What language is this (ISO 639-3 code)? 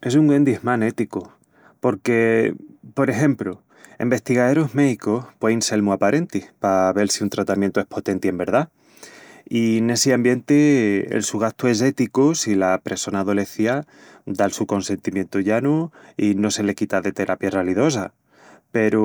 ext